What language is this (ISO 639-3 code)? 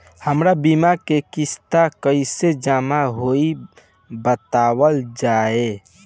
bho